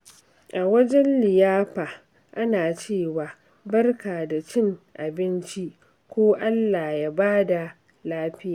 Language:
Hausa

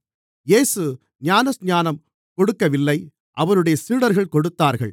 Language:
Tamil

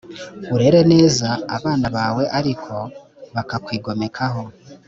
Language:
Kinyarwanda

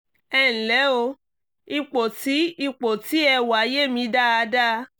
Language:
Yoruba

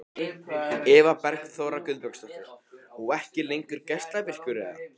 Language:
Icelandic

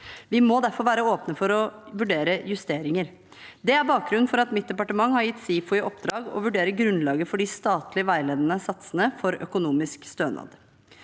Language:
Norwegian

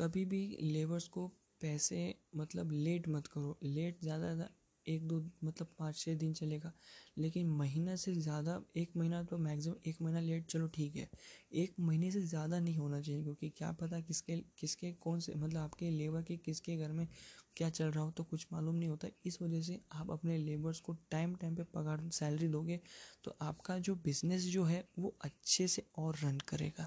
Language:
Hindi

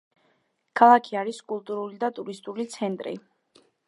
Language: Georgian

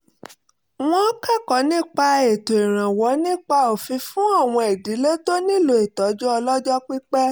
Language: Yoruba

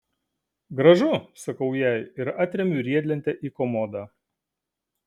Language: Lithuanian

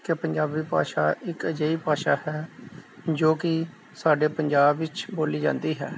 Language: Punjabi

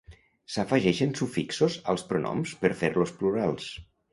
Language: Catalan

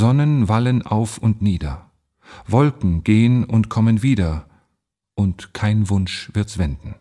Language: German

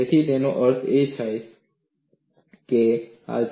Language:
Gujarati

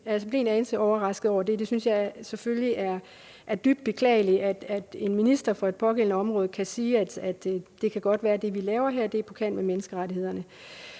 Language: Danish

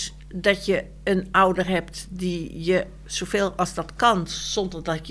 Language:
Dutch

